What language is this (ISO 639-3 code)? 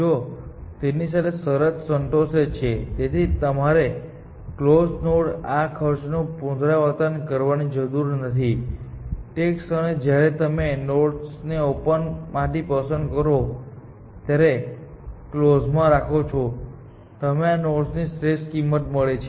guj